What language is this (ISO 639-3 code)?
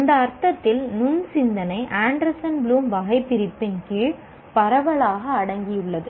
tam